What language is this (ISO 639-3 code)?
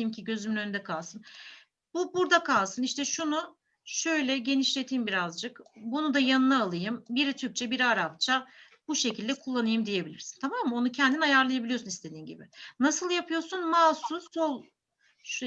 tur